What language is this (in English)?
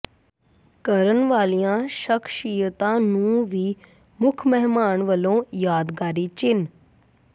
Punjabi